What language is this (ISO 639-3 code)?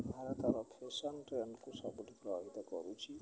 ori